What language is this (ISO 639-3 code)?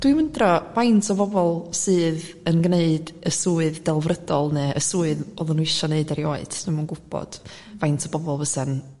cym